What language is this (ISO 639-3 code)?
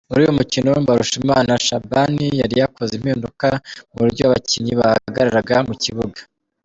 kin